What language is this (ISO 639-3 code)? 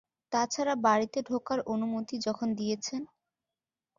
ben